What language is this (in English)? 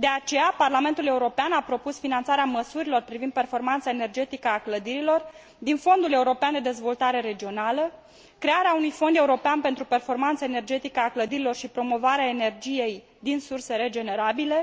Romanian